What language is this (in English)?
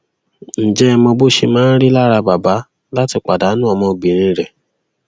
Yoruba